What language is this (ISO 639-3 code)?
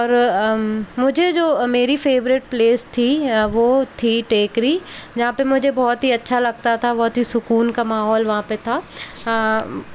hin